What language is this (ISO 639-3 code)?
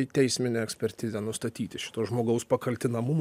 lit